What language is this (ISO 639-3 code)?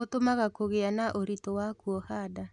kik